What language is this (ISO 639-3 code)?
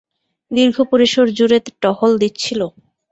ben